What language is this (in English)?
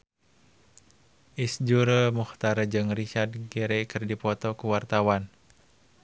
Sundanese